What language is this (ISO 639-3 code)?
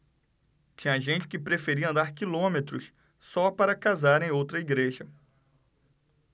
por